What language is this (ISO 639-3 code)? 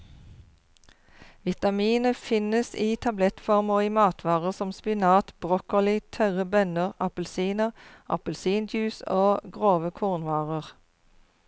nor